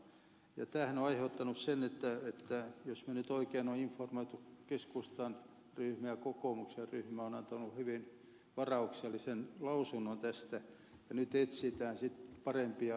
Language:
Finnish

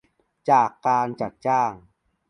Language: Thai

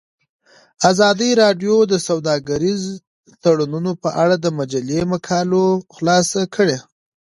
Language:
Pashto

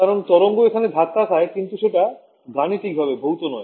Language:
Bangla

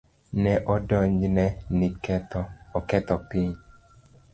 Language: Luo (Kenya and Tanzania)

